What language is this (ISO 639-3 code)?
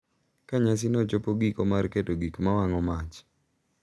luo